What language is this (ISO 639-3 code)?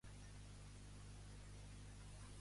cat